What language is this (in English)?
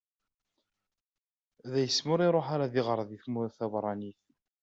Kabyle